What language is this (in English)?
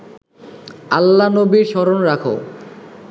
Bangla